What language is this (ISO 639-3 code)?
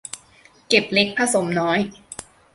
tha